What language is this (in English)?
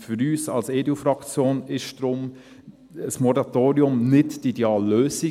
Swiss German